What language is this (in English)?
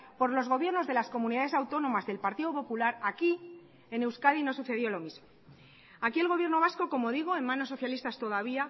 Spanish